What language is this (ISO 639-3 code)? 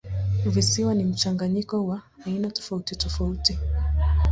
swa